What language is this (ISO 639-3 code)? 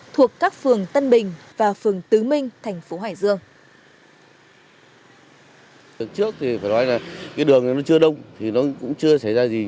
vie